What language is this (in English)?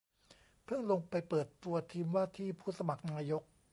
Thai